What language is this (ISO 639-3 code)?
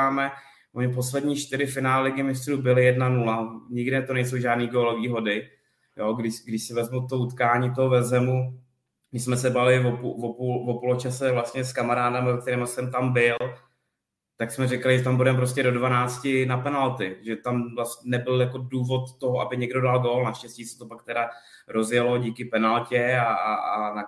ces